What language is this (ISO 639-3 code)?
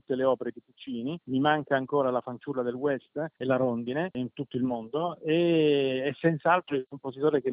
ita